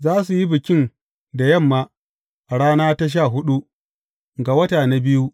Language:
Hausa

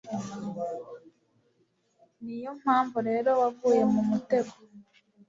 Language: Kinyarwanda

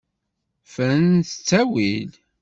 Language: Kabyle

